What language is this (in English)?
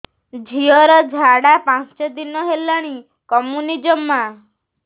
Odia